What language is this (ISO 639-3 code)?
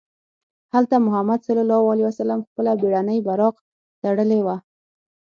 pus